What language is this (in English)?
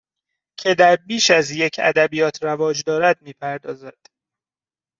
Persian